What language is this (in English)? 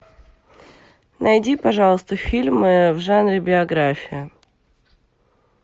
Russian